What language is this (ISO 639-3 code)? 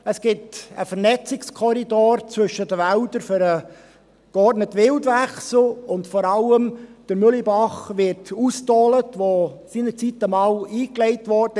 gsw